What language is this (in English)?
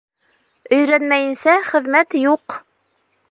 Bashkir